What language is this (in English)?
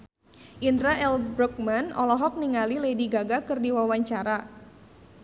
Sundanese